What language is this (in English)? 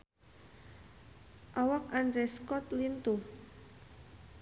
Sundanese